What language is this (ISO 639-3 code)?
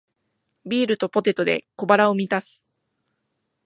jpn